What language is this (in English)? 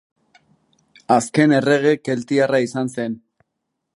Basque